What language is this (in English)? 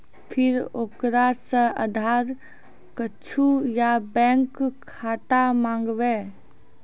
Maithili